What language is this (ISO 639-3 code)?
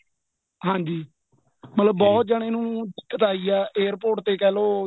pan